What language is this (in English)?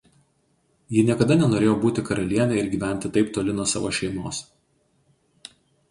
Lithuanian